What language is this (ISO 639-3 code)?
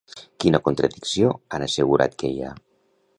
cat